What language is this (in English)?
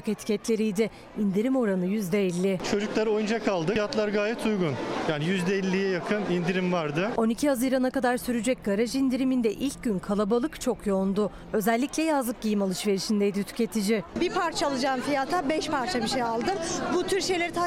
Turkish